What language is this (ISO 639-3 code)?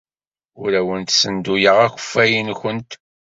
kab